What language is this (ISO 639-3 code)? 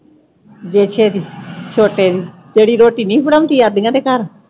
pan